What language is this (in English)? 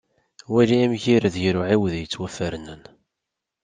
Kabyle